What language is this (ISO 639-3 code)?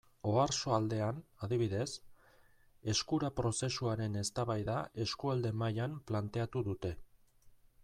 eus